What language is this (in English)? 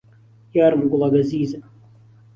Central Kurdish